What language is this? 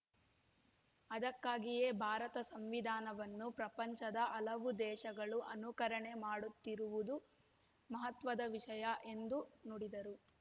Kannada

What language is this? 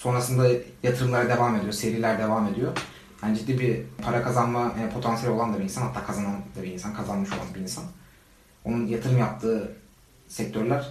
Turkish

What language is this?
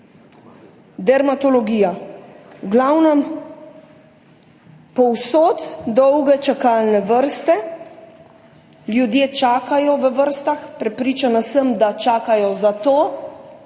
Slovenian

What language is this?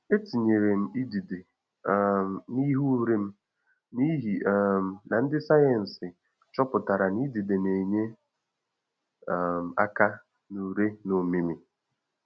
Igbo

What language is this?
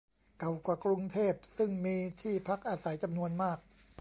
Thai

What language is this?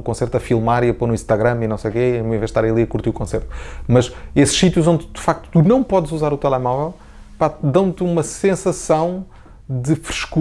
Portuguese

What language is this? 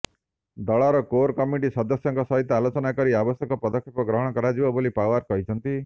Odia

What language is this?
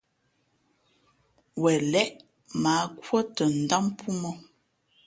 Fe'fe'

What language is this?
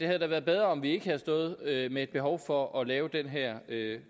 Danish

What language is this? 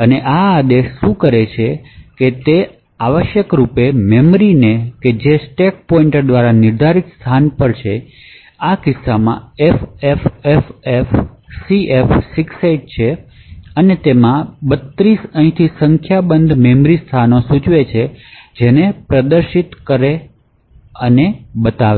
Gujarati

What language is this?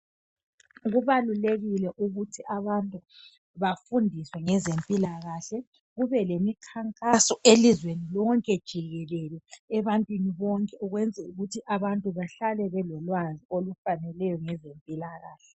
North Ndebele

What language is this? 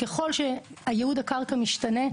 Hebrew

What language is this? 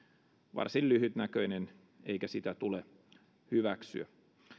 Finnish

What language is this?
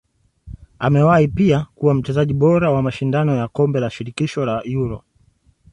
Swahili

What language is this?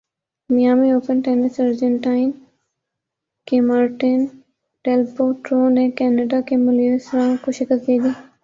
Urdu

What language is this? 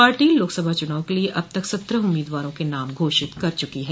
Hindi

